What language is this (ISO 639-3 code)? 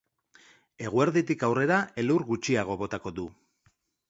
eus